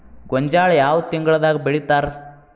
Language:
Kannada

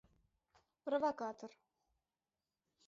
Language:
Mari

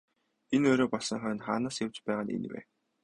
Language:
Mongolian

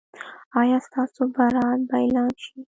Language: Pashto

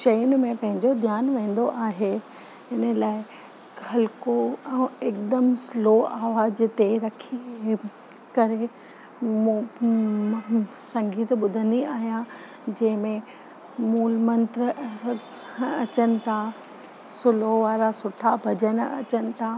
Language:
Sindhi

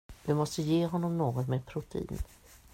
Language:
Swedish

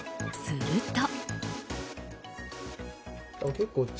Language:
Japanese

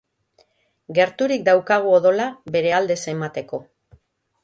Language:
Basque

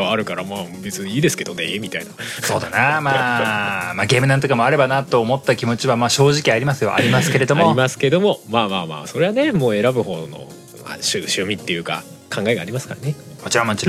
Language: Japanese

